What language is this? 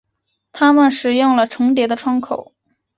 Chinese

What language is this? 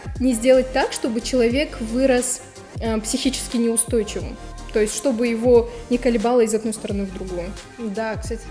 Russian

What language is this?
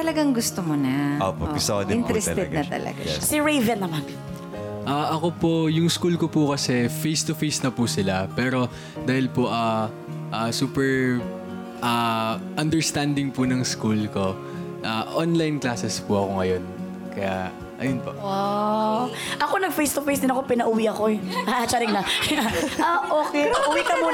Filipino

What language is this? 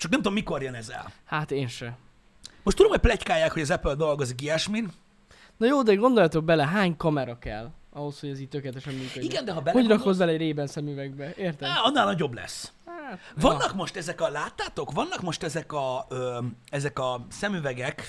Hungarian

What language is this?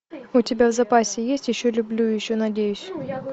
Russian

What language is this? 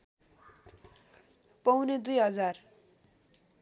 Nepali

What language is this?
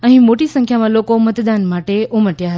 Gujarati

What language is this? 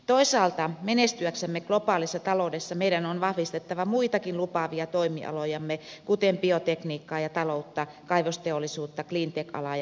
Finnish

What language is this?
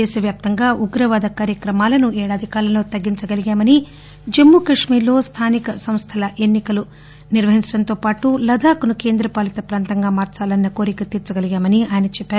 Telugu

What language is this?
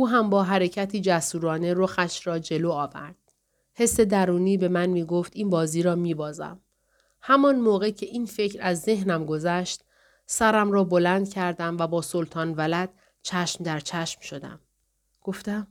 Persian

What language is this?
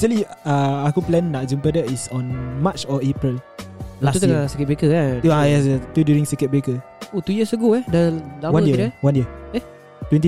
Malay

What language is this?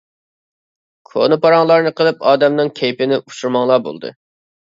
Uyghur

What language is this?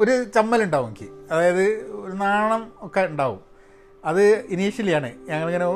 Malayalam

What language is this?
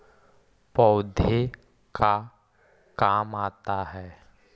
Magahi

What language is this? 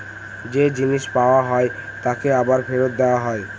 Bangla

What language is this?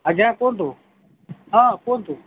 Odia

